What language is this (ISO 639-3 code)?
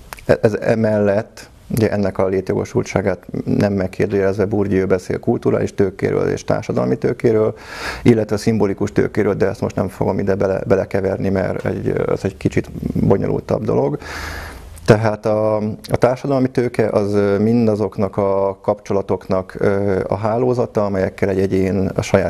hun